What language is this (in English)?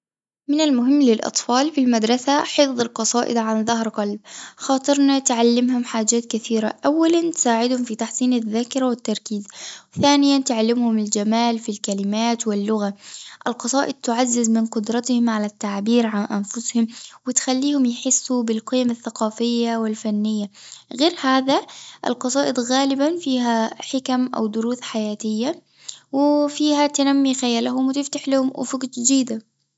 Tunisian Arabic